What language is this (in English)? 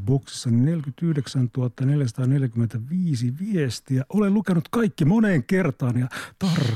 Finnish